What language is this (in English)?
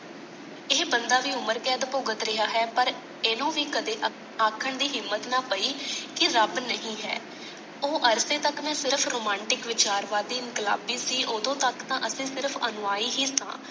Punjabi